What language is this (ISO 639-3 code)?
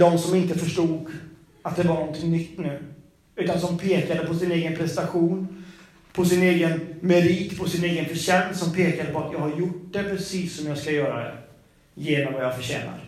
swe